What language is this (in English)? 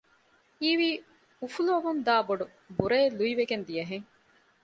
Divehi